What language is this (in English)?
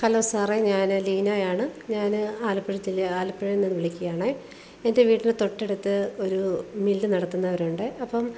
Malayalam